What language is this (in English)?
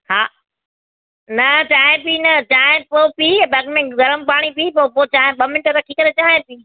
Sindhi